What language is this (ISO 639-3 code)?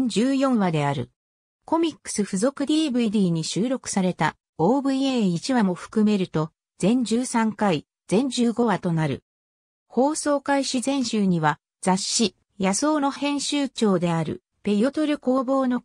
jpn